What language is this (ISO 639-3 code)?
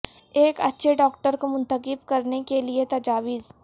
urd